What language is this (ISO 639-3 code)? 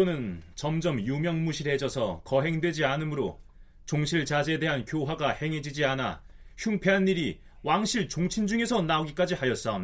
kor